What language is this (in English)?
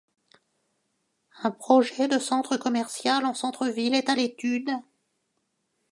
French